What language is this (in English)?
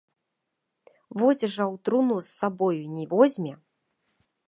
Belarusian